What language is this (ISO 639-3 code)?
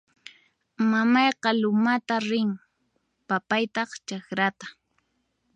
qxp